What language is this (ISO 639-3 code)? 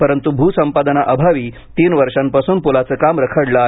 mar